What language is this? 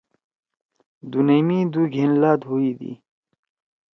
Torwali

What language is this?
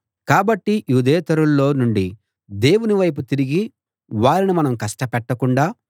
Telugu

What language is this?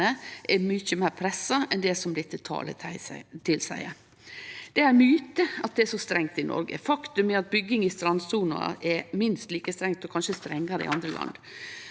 Norwegian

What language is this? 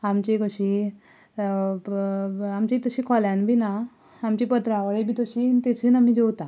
Konkani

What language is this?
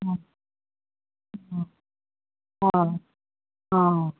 Assamese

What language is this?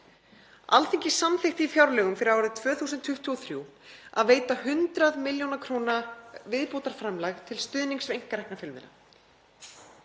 Icelandic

